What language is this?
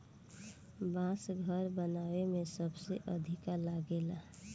Bhojpuri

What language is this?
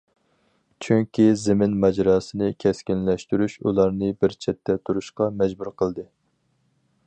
Uyghur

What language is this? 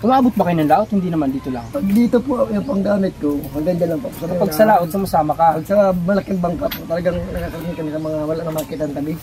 Filipino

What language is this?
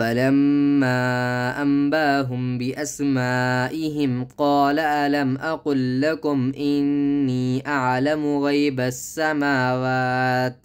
Arabic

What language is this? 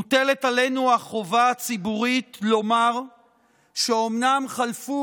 Hebrew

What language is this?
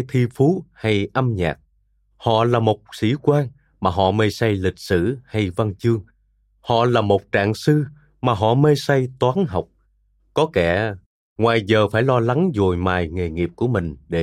Vietnamese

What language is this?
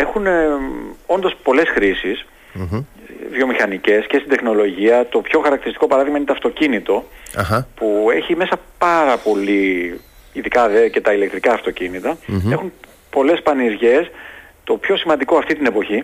Greek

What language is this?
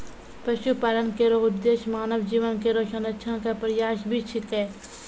Maithili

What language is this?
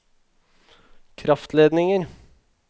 Norwegian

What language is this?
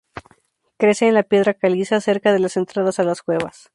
Spanish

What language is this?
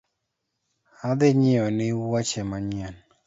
Luo (Kenya and Tanzania)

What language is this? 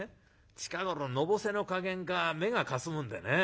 Japanese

